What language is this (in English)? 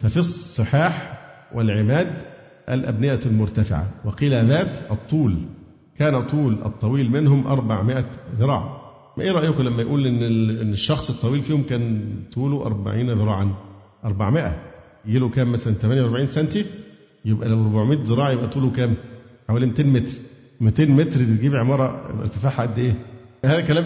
Arabic